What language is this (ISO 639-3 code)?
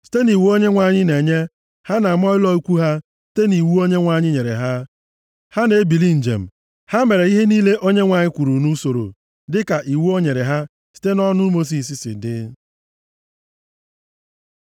ibo